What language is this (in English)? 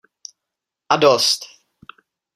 Czech